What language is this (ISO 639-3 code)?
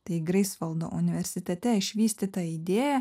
lit